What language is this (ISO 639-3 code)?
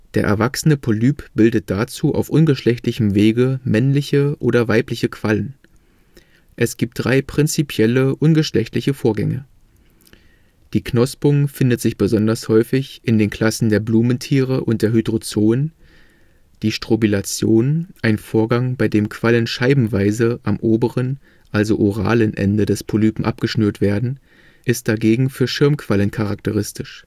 deu